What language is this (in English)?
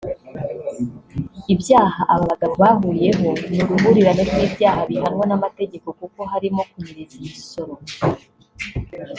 Kinyarwanda